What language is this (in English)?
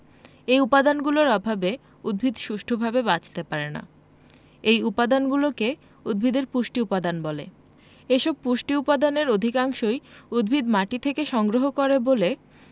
Bangla